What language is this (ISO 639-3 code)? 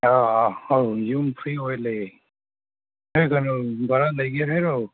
mni